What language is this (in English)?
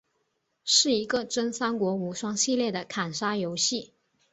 Chinese